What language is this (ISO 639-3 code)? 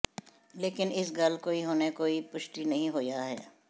pan